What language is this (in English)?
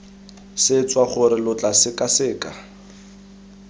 Tswana